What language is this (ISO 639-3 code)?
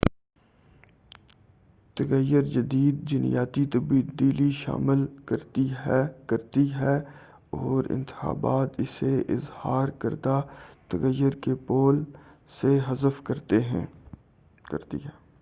urd